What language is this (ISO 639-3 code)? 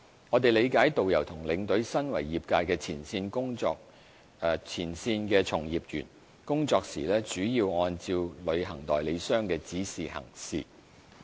yue